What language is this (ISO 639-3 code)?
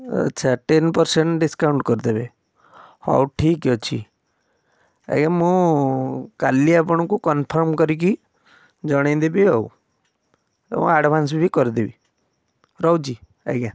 ori